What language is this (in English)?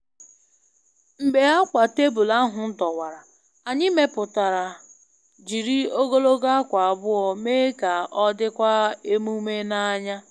Igbo